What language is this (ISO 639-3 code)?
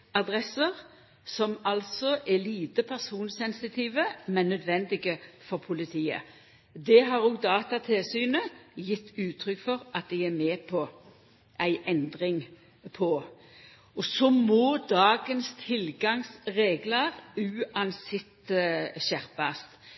nno